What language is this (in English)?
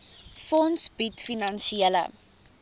Afrikaans